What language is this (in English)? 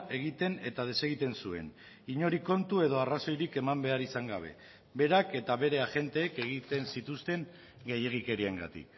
Basque